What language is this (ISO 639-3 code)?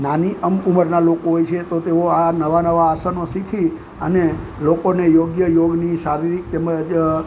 guj